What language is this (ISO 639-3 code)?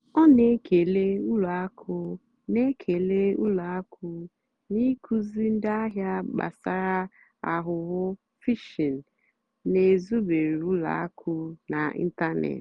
ibo